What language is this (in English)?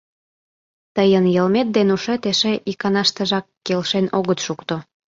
Mari